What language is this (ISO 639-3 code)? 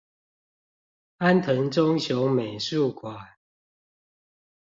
zho